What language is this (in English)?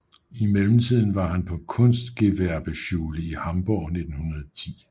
Danish